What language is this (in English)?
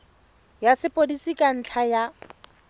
Tswana